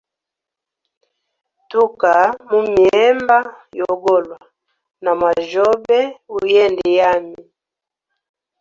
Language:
Hemba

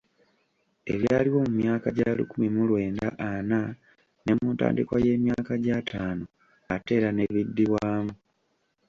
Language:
Ganda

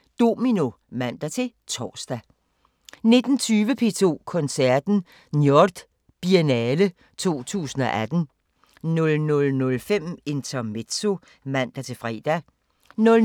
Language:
Danish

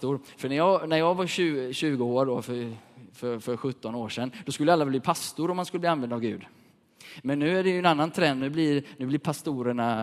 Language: Swedish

